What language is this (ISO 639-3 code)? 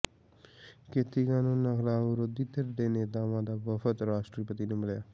pan